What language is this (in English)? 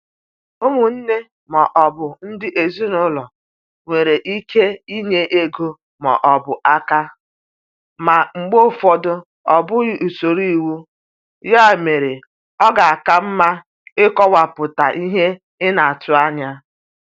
Igbo